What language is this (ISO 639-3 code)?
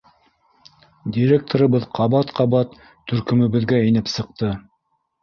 bak